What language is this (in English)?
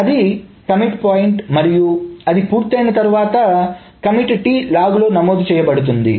Telugu